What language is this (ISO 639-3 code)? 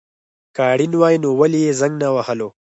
pus